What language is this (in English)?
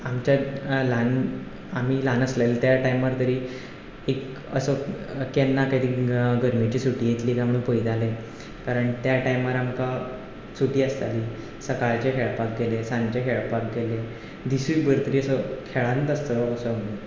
Konkani